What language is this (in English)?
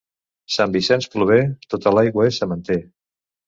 Catalan